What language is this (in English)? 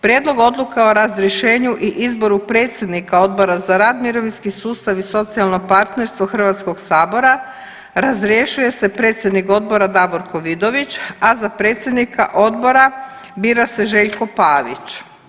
Croatian